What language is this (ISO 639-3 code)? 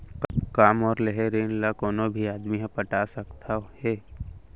hne